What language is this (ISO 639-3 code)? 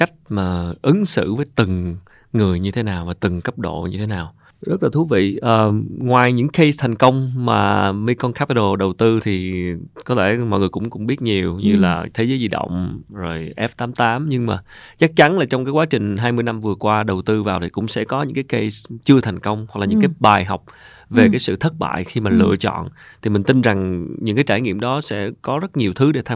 vie